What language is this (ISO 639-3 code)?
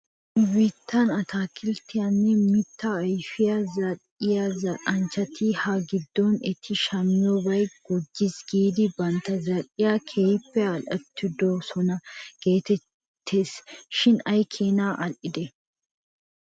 wal